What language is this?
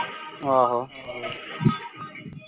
Punjabi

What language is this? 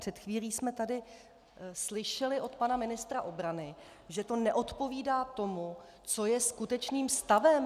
Czech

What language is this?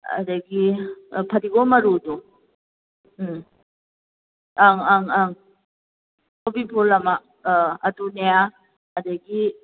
Manipuri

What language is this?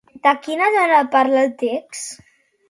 Catalan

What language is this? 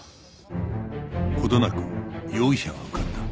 Japanese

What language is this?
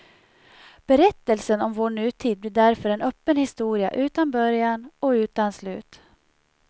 Swedish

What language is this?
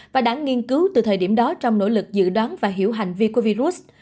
Vietnamese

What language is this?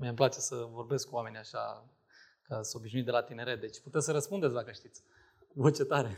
Romanian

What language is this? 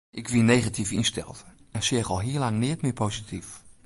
Western Frisian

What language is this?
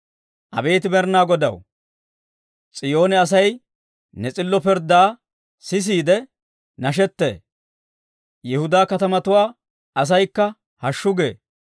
Dawro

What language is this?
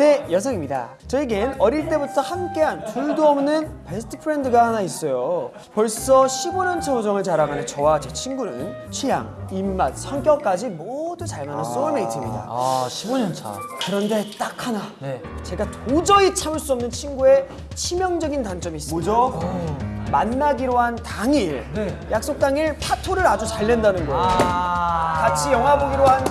Korean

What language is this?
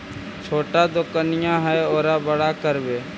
Magahi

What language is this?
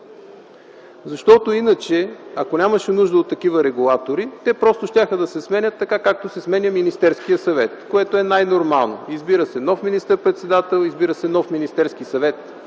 Bulgarian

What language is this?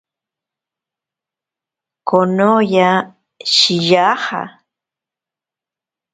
Ashéninka Perené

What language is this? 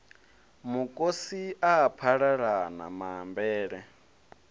Venda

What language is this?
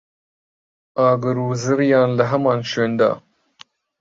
Central Kurdish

